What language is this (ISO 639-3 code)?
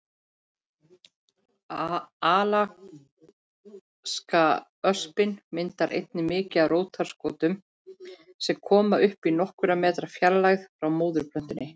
isl